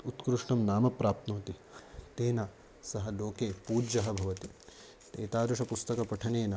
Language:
Sanskrit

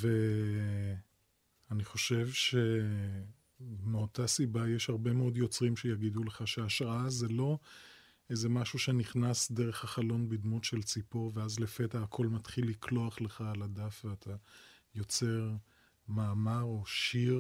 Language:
Hebrew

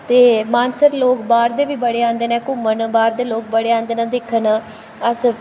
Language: Dogri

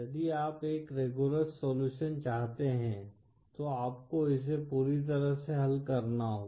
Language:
Hindi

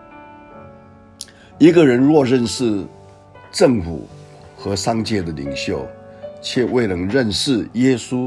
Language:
Chinese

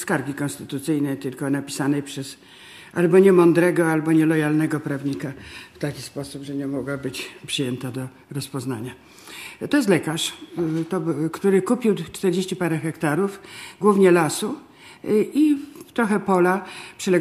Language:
Polish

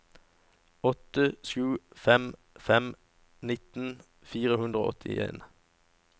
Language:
Norwegian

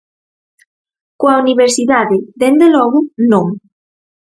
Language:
Galician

